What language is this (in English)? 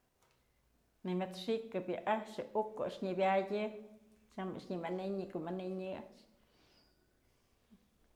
Mazatlán Mixe